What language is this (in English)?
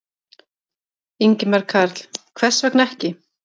Icelandic